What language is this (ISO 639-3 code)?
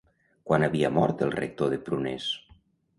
cat